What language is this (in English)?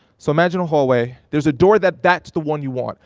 English